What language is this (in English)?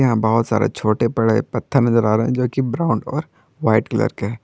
Hindi